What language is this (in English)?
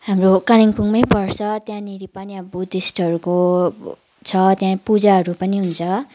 Nepali